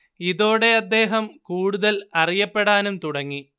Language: Malayalam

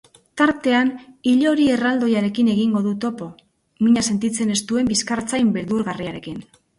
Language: Basque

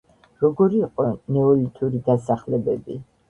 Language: Georgian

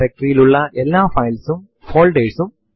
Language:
Malayalam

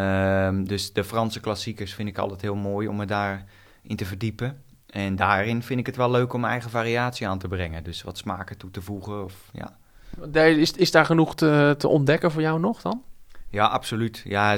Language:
Dutch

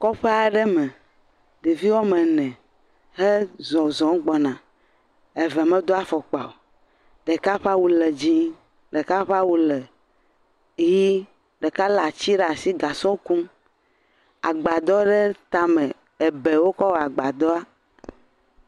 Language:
Ewe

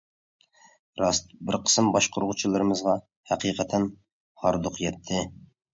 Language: Uyghur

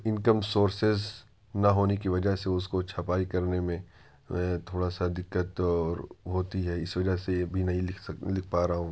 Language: Urdu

